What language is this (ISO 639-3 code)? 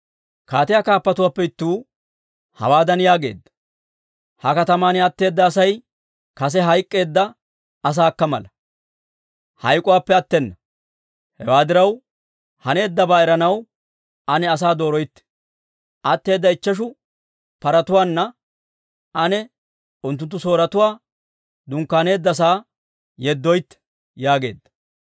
dwr